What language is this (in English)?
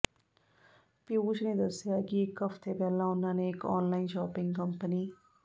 Punjabi